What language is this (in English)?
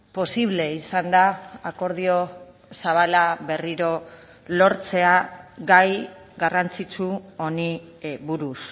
Basque